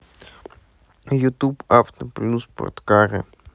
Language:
Russian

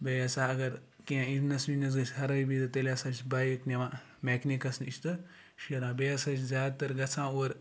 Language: Kashmiri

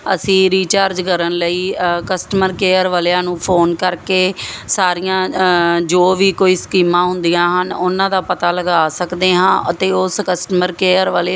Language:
Punjabi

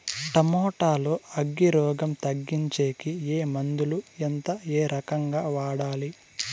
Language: Telugu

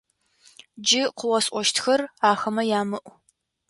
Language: Adyghe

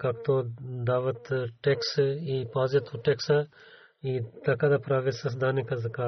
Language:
Bulgarian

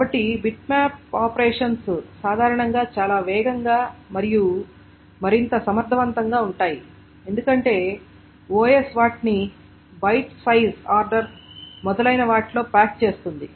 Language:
Telugu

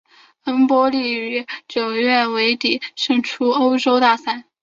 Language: Chinese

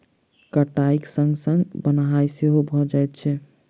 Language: Maithili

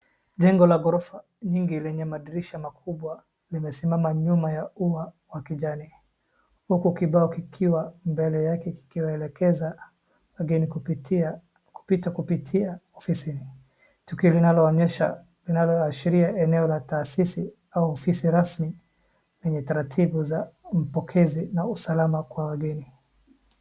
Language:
Swahili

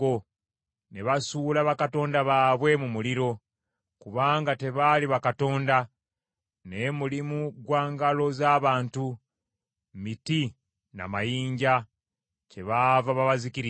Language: Ganda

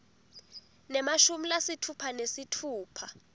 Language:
Swati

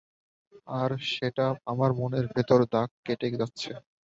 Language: Bangla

